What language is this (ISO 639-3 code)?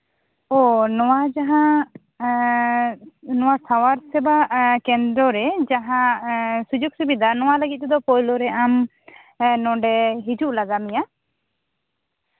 sat